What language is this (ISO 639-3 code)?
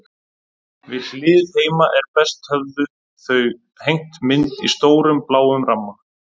isl